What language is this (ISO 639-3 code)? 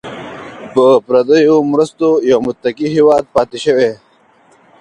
pus